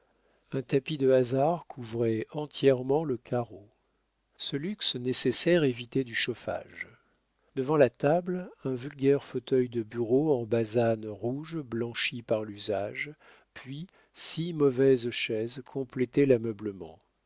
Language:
French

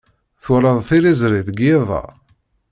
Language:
Kabyle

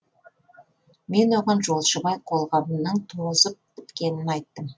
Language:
Kazakh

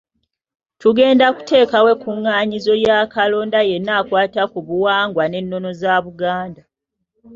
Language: Ganda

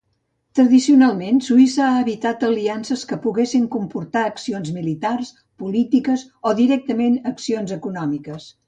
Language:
Catalan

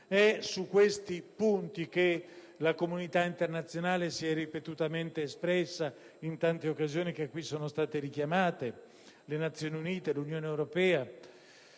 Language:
Italian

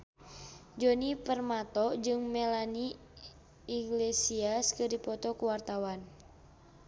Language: Sundanese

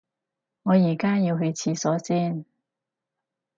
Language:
Cantonese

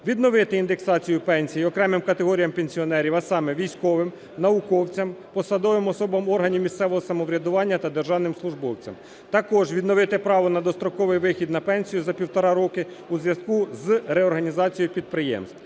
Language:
Ukrainian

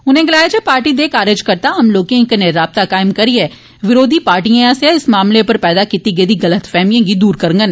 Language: Dogri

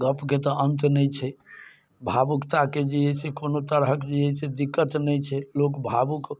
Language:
Maithili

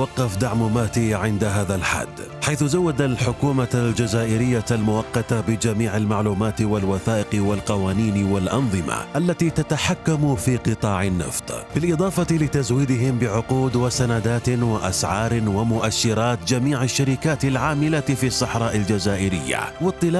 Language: Arabic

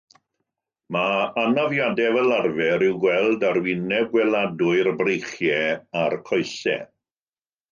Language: Welsh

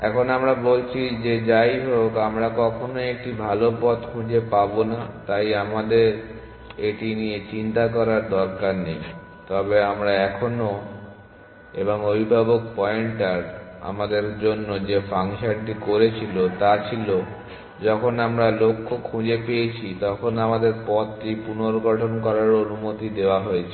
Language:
Bangla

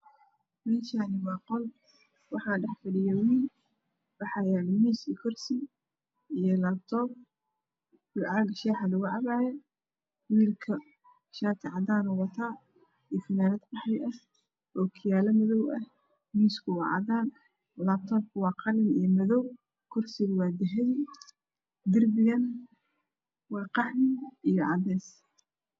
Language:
Somali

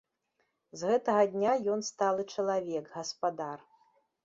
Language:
Belarusian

